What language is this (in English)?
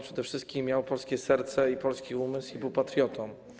Polish